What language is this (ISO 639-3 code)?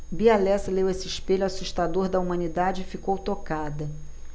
por